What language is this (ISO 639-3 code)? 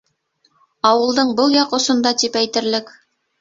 bak